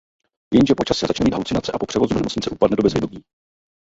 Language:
Czech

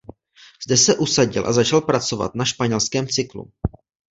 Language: Czech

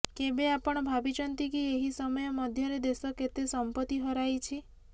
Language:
Odia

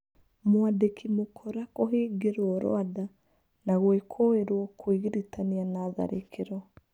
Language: Kikuyu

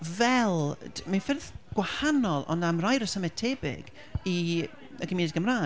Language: Welsh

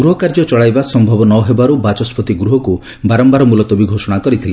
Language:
Odia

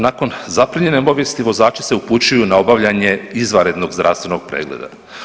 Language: Croatian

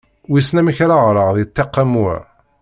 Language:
Kabyle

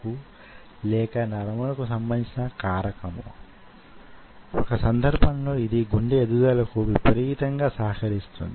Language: Telugu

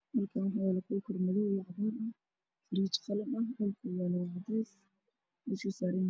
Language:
Somali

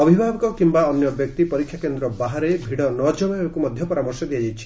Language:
Odia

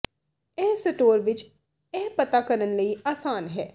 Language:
Punjabi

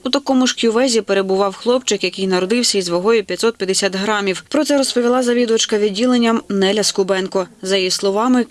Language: Ukrainian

